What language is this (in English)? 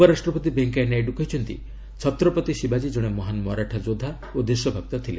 Odia